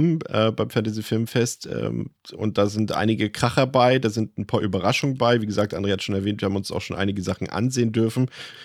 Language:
German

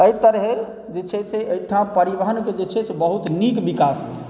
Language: Maithili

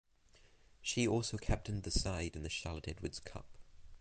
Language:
English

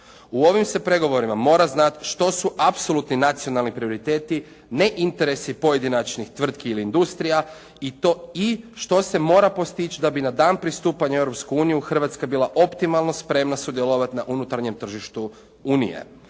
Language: Croatian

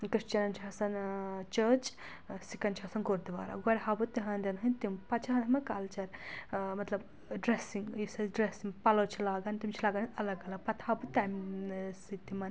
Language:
Kashmiri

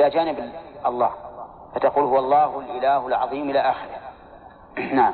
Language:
Arabic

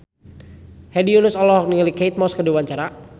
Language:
Sundanese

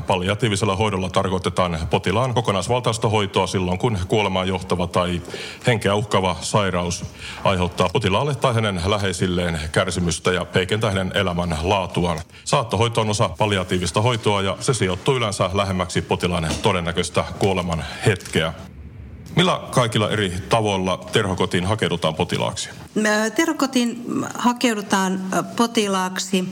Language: Finnish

